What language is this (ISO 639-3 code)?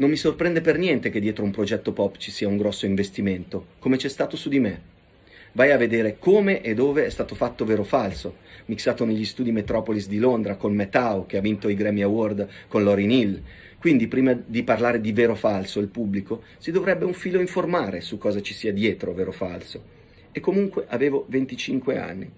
ita